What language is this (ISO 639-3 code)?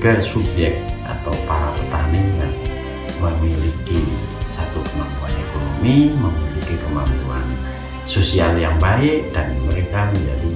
ind